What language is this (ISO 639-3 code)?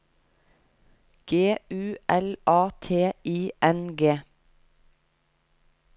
nor